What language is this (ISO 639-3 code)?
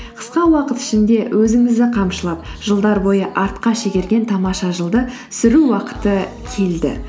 kaz